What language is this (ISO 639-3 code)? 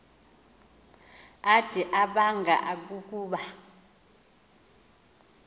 xho